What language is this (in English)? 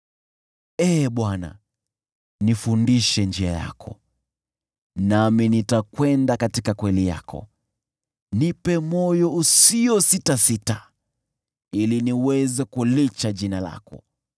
Swahili